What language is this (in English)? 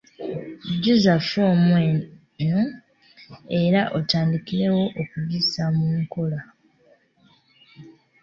Ganda